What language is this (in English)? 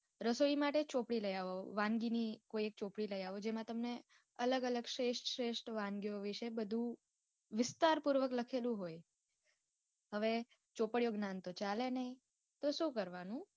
Gujarati